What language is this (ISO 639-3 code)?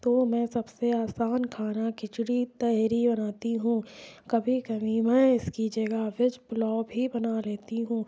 urd